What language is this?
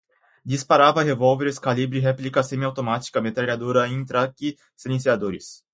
Portuguese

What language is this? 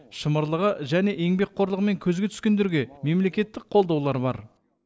Kazakh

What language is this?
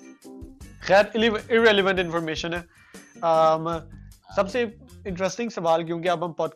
Urdu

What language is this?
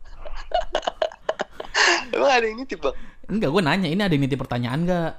Indonesian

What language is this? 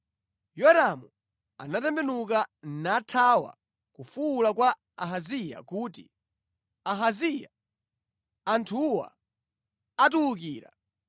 Nyanja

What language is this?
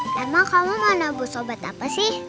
Indonesian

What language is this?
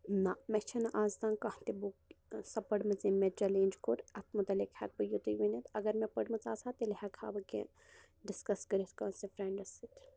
Kashmiri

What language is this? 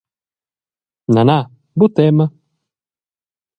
Romansh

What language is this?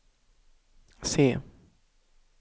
Swedish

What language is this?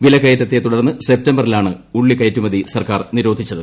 Malayalam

